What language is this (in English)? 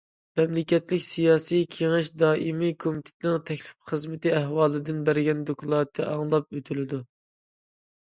Uyghur